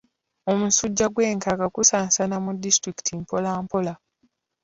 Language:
Ganda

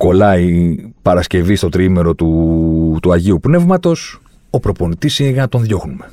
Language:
Greek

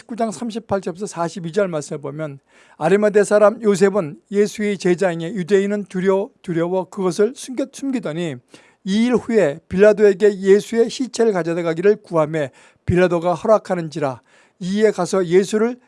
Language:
Korean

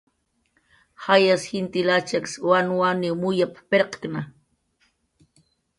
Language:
Jaqaru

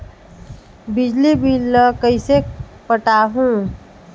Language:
Chhattisgarhi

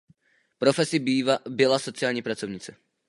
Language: Czech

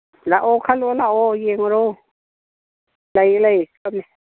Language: Manipuri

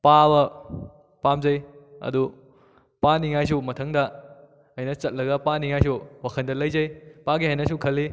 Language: Manipuri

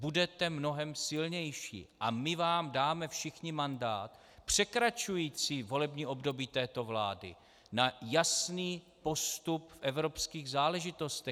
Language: Czech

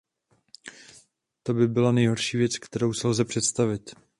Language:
Czech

